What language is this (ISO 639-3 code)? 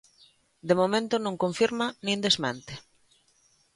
glg